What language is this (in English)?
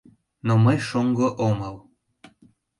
Mari